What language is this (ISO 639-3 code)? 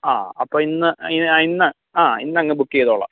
mal